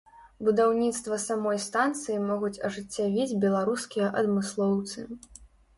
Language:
Belarusian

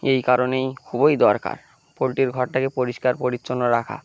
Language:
Bangla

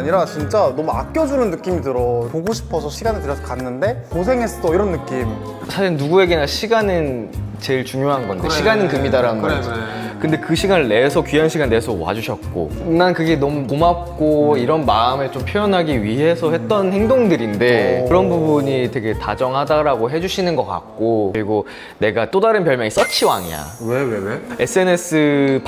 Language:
Korean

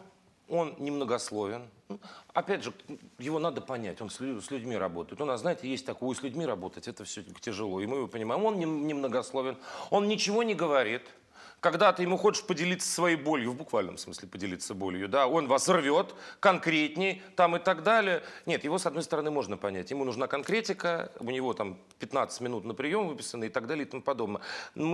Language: Russian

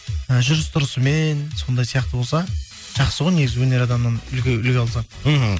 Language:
Kazakh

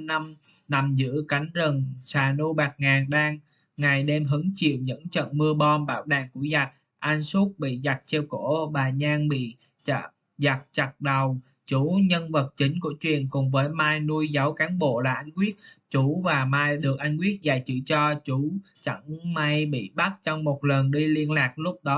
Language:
Vietnamese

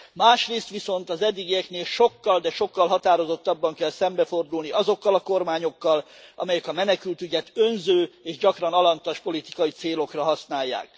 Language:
Hungarian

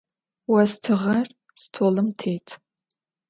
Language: Adyghe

